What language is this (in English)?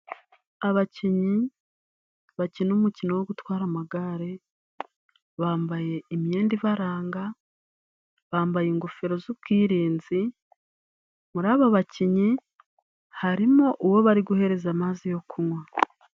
Kinyarwanda